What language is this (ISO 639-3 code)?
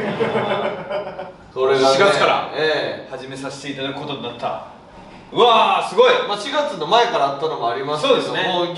jpn